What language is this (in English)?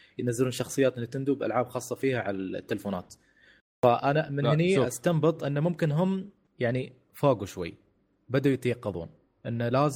Arabic